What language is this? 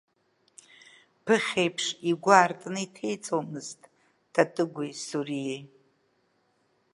Abkhazian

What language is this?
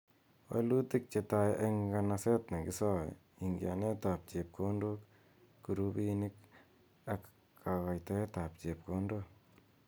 Kalenjin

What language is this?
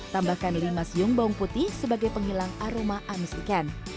Indonesian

